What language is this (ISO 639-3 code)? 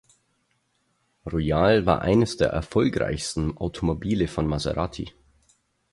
deu